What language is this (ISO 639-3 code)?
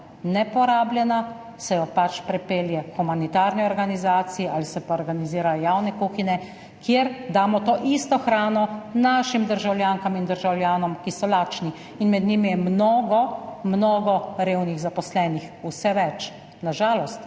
slv